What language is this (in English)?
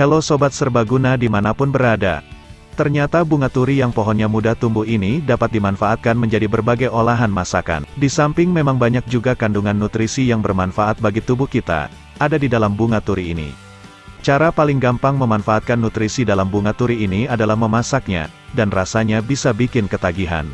Indonesian